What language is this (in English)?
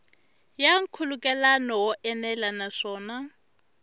Tsonga